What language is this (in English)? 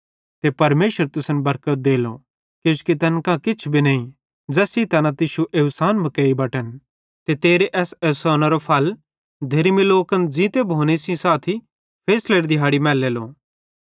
Bhadrawahi